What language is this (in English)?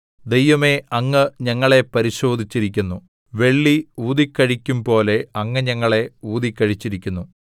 Malayalam